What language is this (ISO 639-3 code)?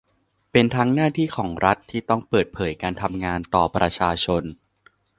tha